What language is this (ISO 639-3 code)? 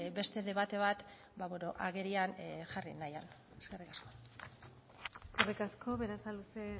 eus